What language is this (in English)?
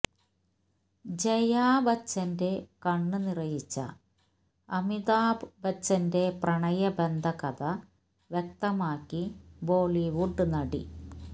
Malayalam